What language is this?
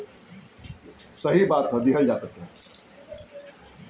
Bhojpuri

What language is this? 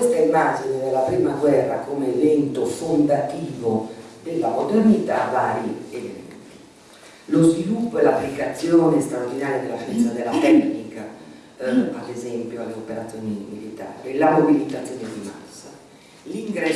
Italian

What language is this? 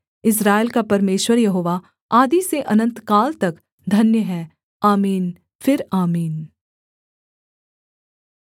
Hindi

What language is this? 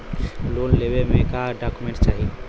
Bhojpuri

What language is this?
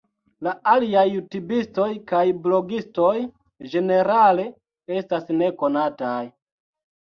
Esperanto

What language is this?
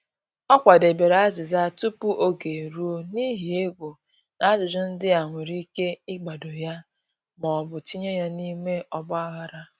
Igbo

